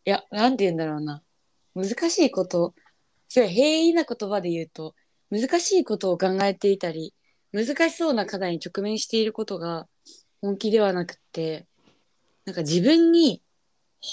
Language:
Japanese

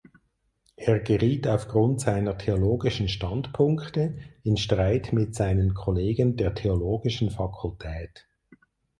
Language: German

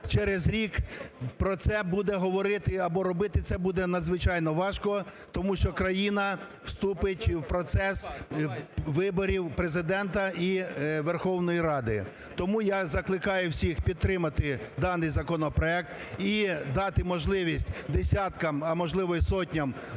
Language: Ukrainian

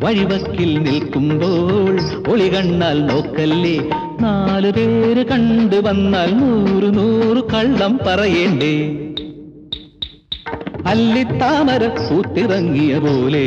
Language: Arabic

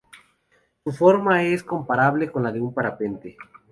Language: Spanish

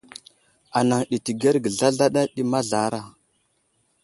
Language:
Wuzlam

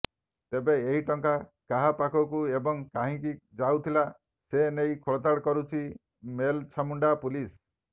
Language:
Odia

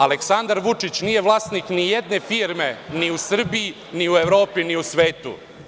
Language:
Serbian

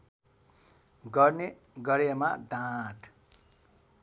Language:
Nepali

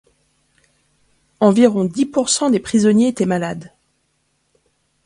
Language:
French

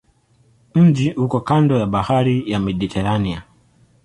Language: Swahili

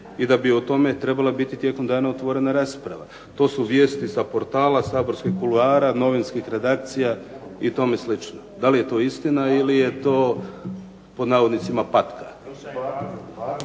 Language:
Croatian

